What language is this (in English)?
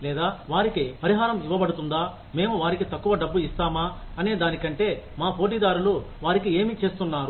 Telugu